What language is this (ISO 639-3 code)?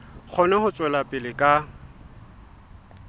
sot